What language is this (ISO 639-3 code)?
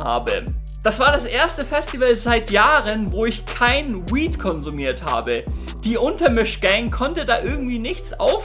deu